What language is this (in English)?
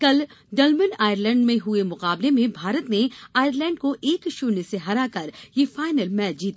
Hindi